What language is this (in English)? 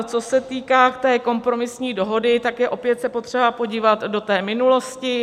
Czech